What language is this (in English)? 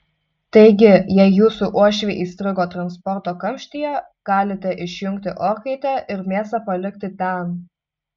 Lithuanian